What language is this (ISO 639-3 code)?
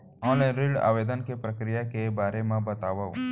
hne